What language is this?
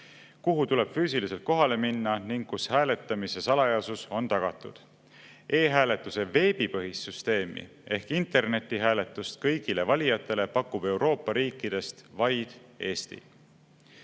Estonian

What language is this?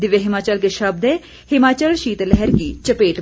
Hindi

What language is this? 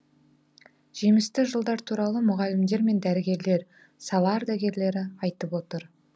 Kazakh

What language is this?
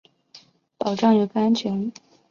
Chinese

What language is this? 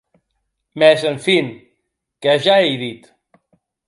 Occitan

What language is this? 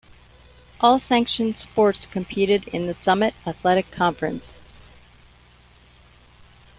English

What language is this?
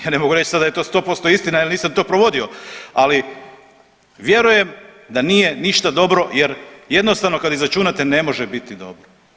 Croatian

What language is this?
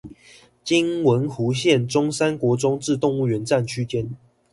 Chinese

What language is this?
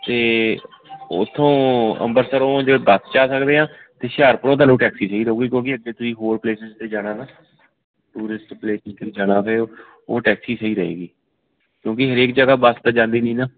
Punjabi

